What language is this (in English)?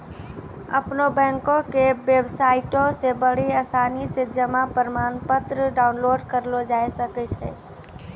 Maithili